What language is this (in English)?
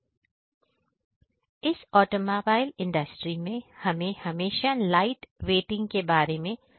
Hindi